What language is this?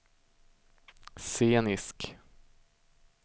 Swedish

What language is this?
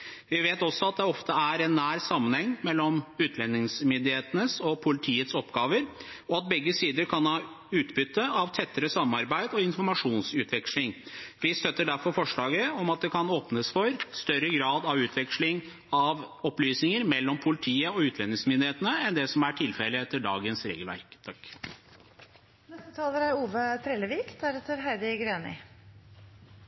Norwegian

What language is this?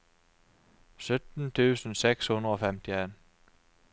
Norwegian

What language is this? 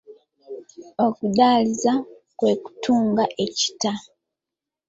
Ganda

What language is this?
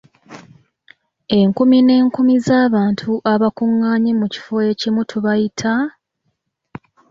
Ganda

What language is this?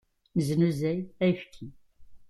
Kabyle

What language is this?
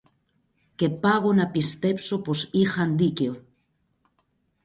Greek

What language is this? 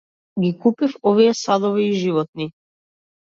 Macedonian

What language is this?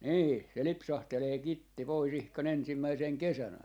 Finnish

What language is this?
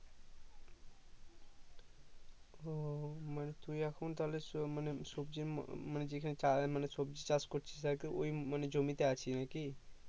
Bangla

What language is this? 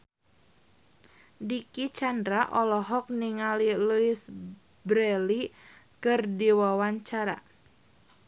Sundanese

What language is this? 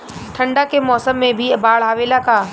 Bhojpuri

